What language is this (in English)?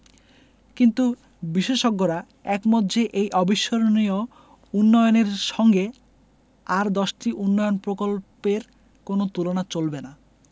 Bangla